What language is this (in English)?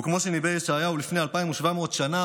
Hebrew